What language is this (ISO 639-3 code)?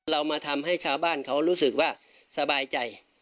tha